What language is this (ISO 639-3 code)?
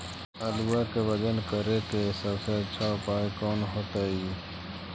mag